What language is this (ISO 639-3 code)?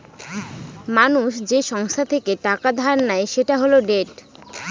ben